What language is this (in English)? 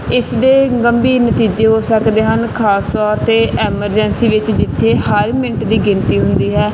Punjabi